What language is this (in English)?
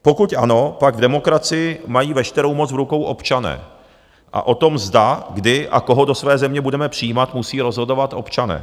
Czech